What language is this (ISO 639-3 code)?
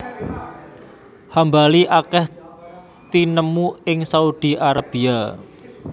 jav